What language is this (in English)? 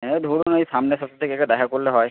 Bangla